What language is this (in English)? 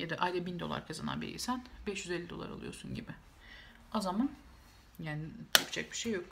Turkish